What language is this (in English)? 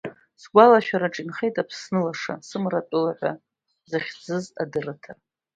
Abkhazian